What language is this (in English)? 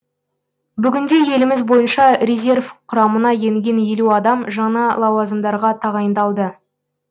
Kazakh